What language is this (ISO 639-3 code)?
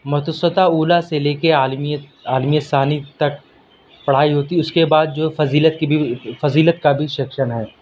urd